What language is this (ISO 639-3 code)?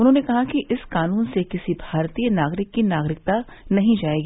hin